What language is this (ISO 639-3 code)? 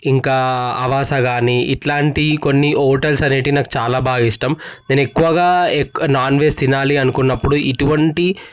tel